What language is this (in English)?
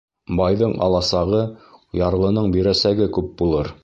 Bashkir